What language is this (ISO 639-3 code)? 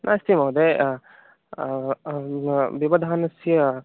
san